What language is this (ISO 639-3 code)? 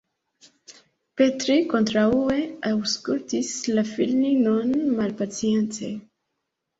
epo